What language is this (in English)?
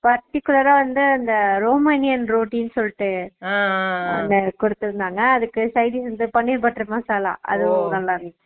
Tamil